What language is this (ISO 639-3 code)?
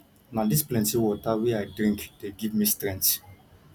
pcm